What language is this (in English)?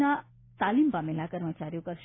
Gujarati